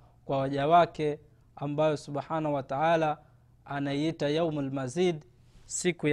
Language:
Swahili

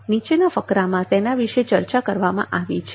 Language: Gujarati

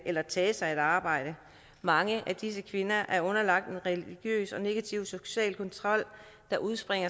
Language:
Danish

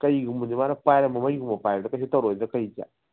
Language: Manipuri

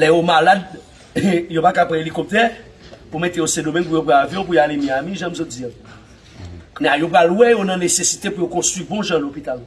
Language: French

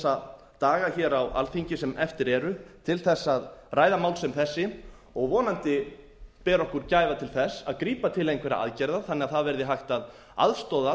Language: Icelandic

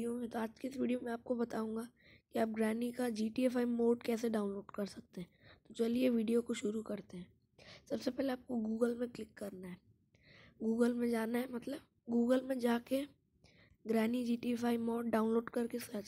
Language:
Hindi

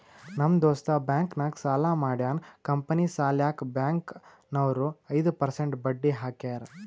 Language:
Kannada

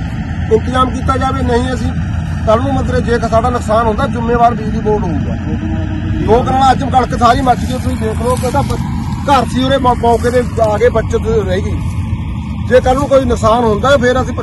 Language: Hindi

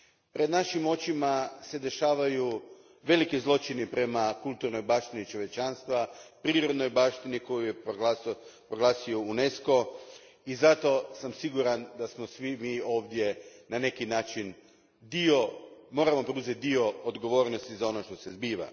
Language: Croatian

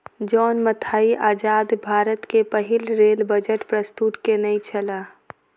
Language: Maithili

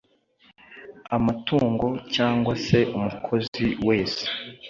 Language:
Kinyarwanda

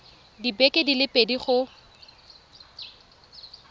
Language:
Tswana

